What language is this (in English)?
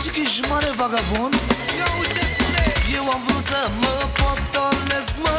Romanian